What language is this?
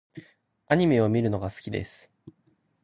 Japanese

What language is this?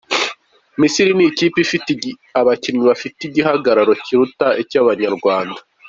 Kinyarwanda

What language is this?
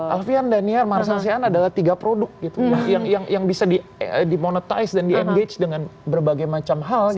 Indonesian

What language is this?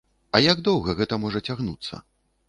Belarusian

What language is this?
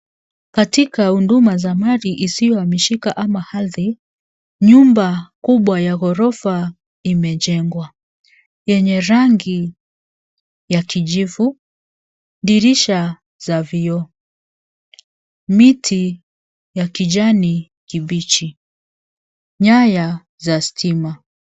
Swahili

